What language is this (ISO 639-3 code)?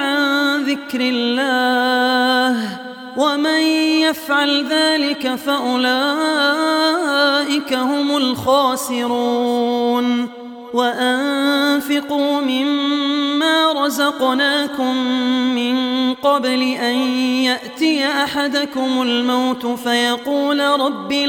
ara